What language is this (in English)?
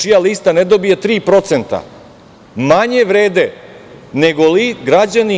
Serbian